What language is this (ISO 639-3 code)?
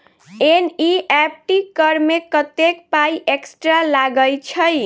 mai